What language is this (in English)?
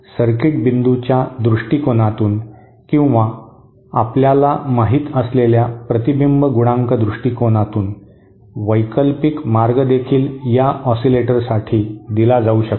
Marathi